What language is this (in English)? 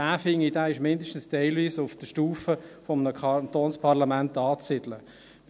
Swiss German